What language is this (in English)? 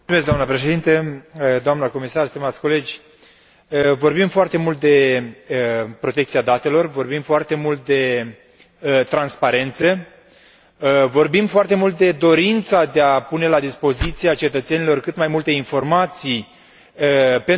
Romanian